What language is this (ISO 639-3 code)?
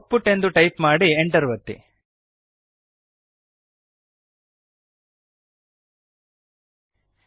kan